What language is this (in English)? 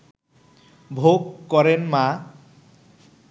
Bangla